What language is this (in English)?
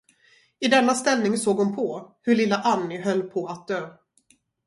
Swedish